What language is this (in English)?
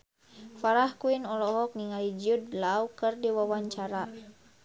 Sundanese